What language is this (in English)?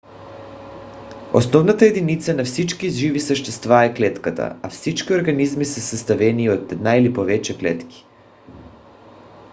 Bulgarian